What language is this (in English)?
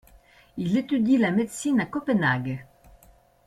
French